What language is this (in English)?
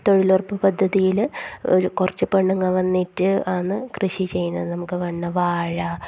Malayalam